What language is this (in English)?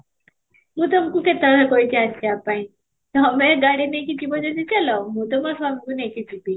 Odia